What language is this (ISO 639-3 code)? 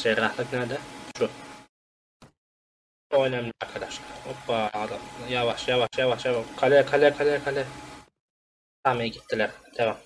tur